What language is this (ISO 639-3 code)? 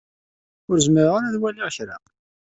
kab